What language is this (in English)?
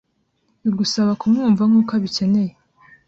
Kinyarwanda